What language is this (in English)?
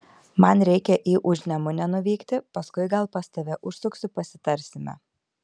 Lithuanian